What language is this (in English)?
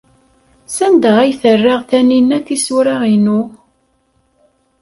Kabyle